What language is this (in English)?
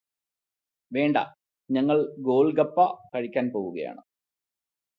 Malayalam